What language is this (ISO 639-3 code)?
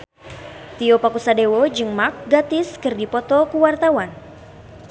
sun